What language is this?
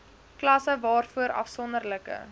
Afrikaans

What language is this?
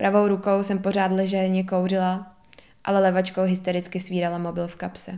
Czech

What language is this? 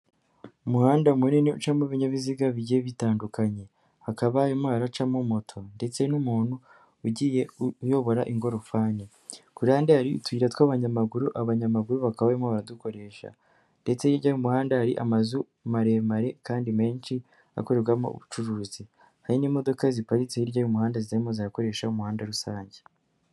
Kinyarwanda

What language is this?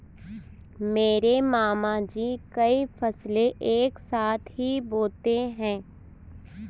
Hindi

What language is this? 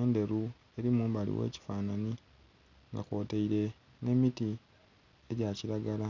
Soga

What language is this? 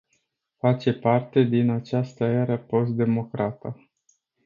Romanian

